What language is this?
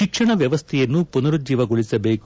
Kannada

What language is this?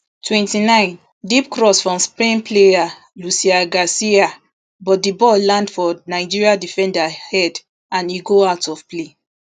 Nigerian Pidgin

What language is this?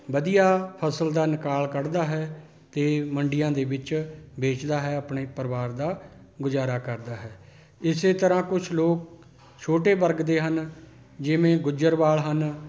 Punjabi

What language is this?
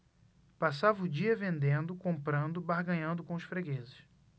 Portuguese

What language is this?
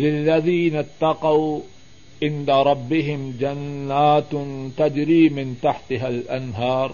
Urdu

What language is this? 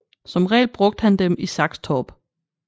Danish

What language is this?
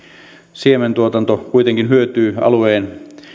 Finnish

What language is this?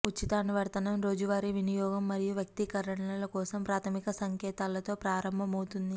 Telugu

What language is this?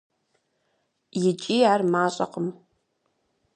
Kabardian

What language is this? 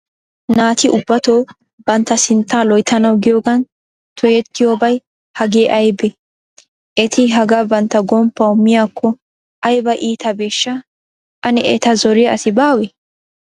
Wolaytta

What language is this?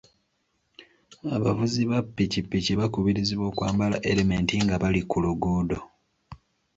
Ganda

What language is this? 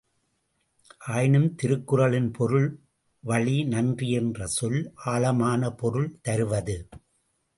Tamil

